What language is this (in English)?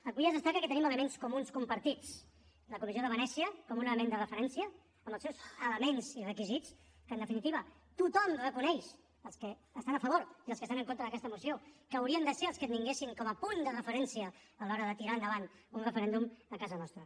Catalan